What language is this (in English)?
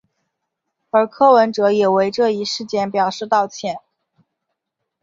Chinese